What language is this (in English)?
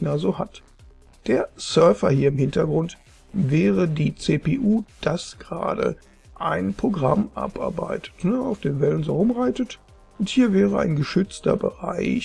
German